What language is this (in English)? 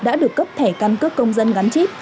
Vietnamese